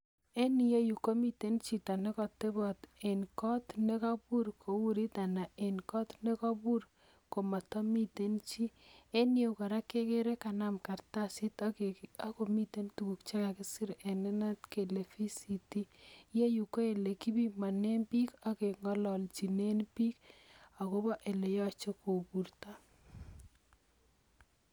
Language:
Kalenjin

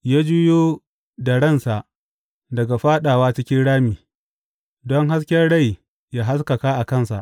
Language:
Hausa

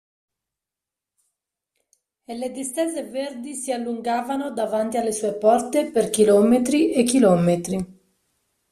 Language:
Italian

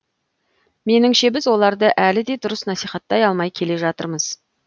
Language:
Kazakh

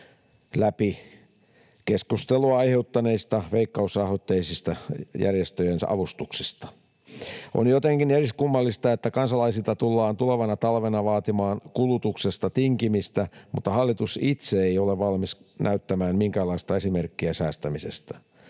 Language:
Finnish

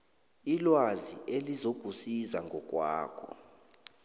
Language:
South Ndebele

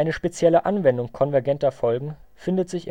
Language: German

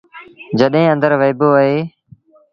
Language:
Sindhi Bhil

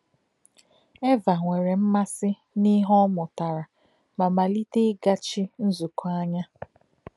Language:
Igbo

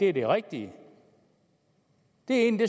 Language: Danish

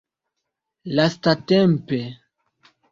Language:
Esperanto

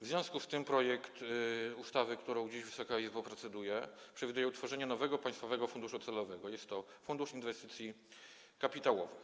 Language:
Polish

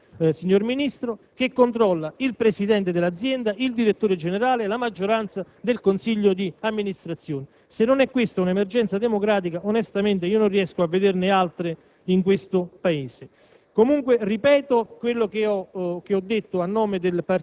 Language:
Italian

